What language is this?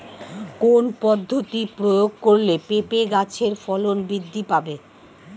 Bangla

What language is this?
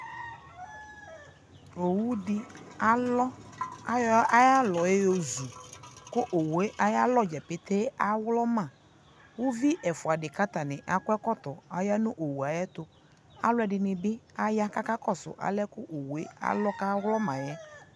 Ikposo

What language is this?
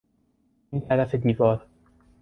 Persian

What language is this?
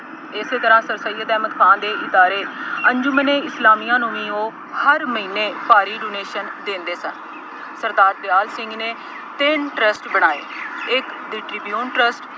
Punjabi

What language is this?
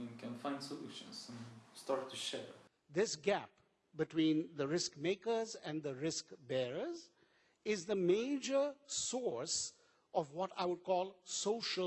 English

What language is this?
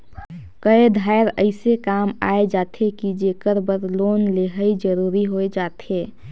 Chhattisgarhi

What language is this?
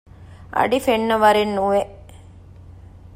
Divehi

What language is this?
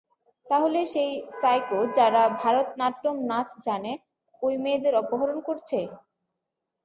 Bangla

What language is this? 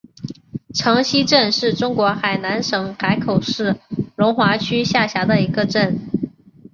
Chinese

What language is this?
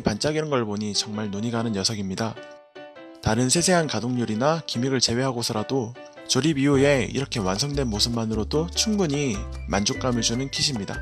Korean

